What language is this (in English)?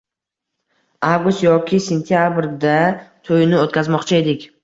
Uzbek